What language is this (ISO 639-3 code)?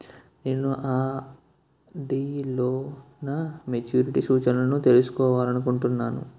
tel